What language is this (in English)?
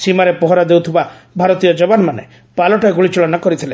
Odia